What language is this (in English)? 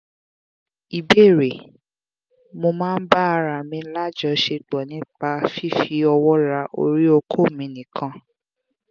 Yoruba